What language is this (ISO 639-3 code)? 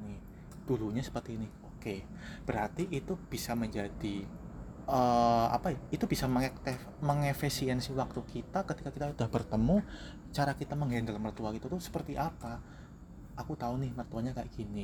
ind